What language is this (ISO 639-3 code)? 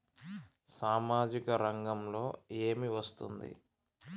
tel